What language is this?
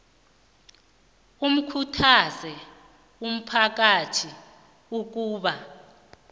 South Ndebele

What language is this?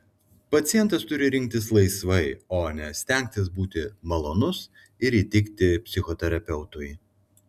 Lithuanian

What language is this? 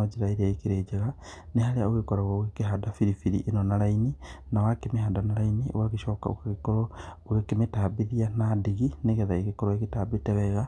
Kikuyu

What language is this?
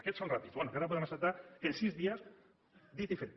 Catalan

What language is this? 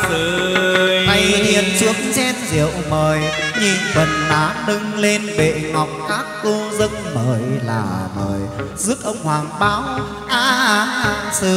Vietnamese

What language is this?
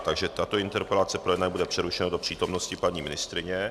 Czech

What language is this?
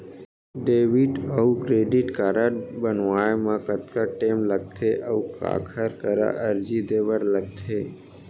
Chhattisgarhi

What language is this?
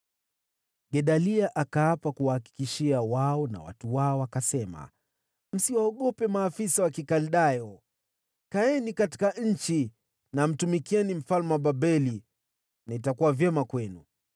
Swahili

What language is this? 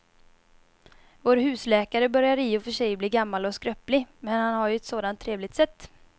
Swedish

